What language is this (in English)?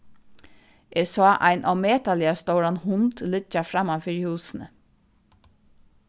Faroese